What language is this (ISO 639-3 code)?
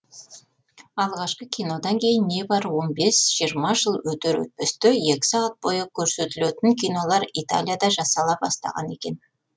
kaz